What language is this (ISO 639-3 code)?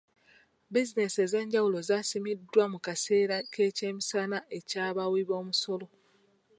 lug